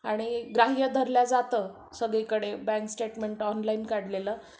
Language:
Marathi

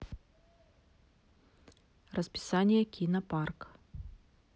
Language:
Russian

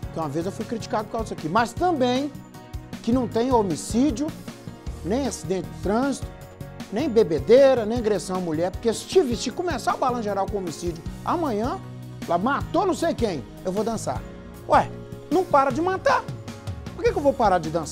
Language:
Portuguese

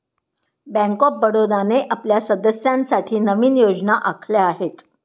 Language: Marathi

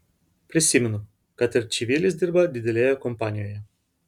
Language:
Lithuanian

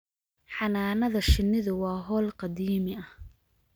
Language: Somali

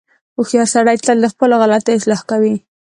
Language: Pashto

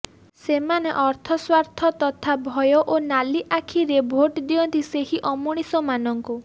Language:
Odia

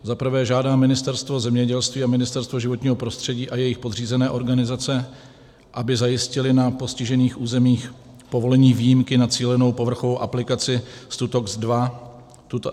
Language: Czech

